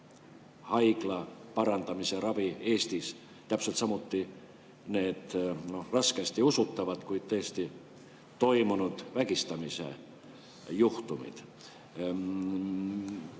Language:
Estonian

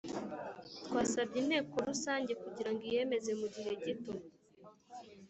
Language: Kinyarwanda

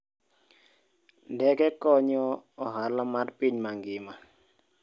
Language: Luo (Kenya and Tanzania)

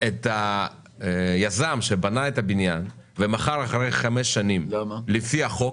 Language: Hebrew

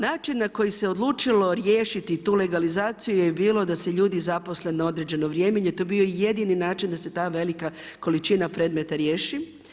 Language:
Croatian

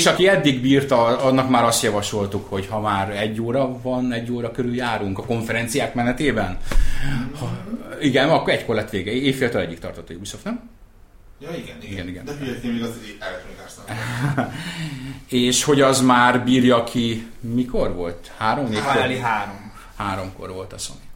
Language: Hungarian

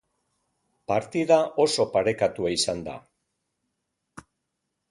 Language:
Basque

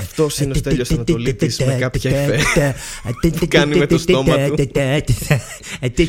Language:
Greek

